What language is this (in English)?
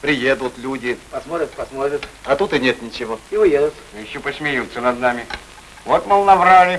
Russian